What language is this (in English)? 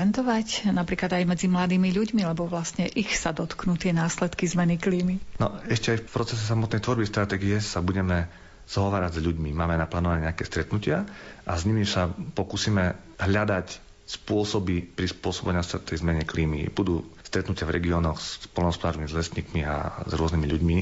Slovak